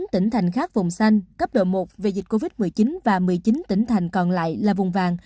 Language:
Vietnamese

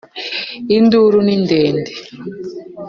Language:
Kinyarwanda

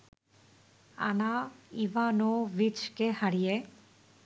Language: Bangla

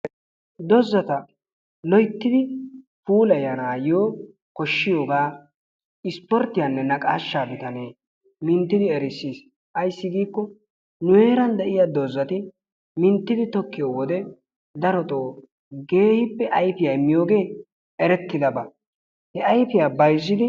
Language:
Wolaytta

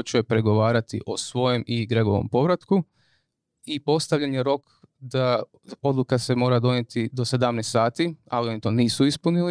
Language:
Croatian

